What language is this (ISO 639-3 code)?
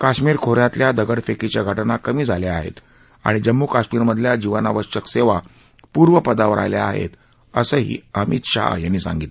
mar